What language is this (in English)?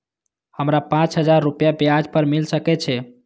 Maithili